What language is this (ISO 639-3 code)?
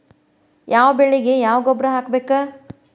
kan